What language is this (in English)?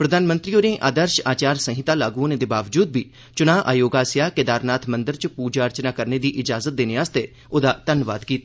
Dogri